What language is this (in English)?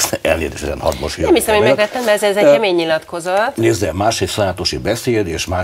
Hungarian